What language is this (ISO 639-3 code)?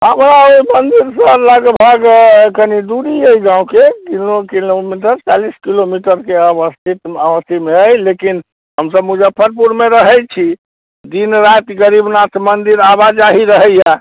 mai